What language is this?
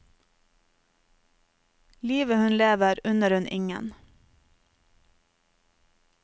Norwegian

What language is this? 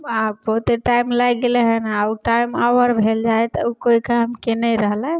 Maithili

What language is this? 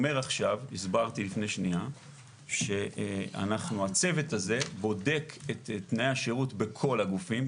Hebrew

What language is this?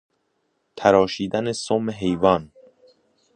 Persian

